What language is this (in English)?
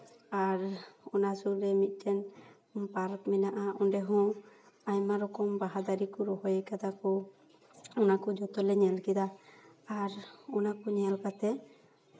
Santali